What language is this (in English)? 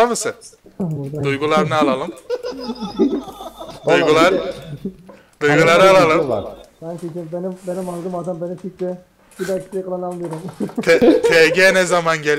Turkish